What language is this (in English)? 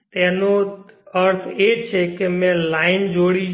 Gujarati